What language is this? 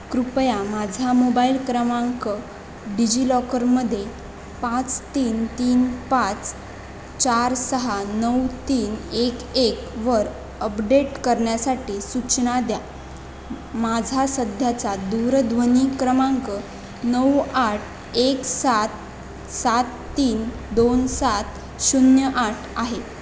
Marathi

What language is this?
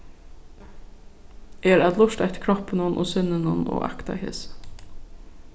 Faroese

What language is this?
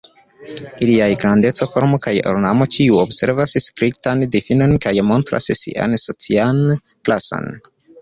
Esperanto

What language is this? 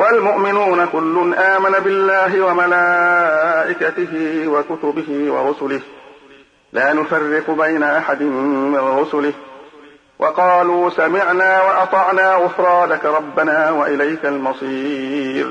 Arabic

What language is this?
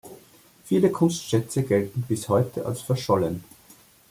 German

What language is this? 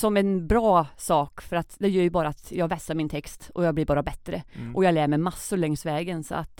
Swedish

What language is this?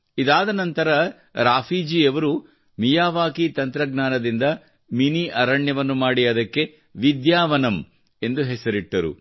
Kannada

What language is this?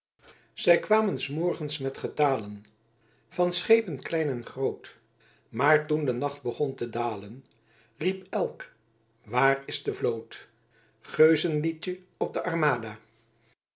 Dutch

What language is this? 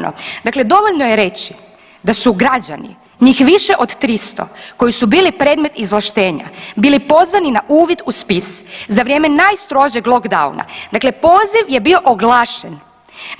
Croatian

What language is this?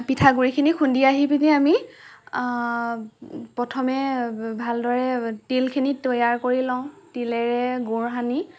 Assamese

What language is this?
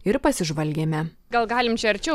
Lithuanian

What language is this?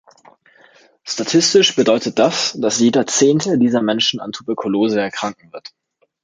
German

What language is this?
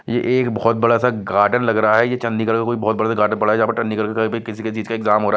Hindi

